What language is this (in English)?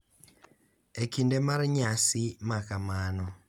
Luo (Kenya and Tanzania)